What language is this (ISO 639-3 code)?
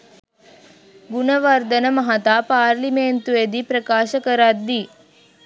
sin